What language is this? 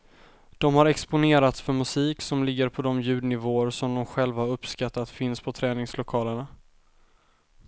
Swedish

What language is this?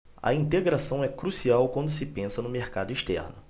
Portuguese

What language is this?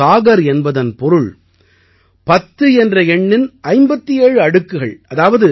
Tamil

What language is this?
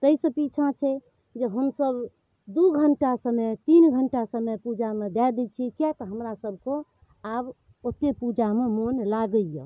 Maithili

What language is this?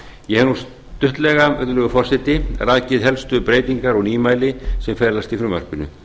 Icelandic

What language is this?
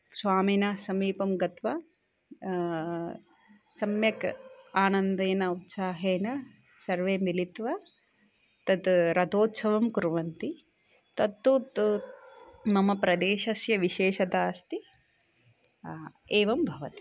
Sanskrit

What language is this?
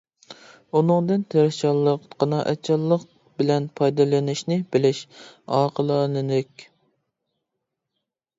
Uyghur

